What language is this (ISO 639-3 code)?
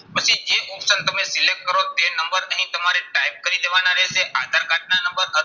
guj